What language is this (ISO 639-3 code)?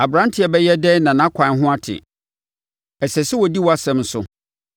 aka